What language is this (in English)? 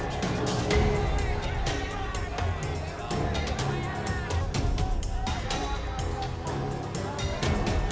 Indonesian